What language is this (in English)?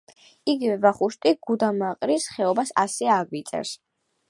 Georgian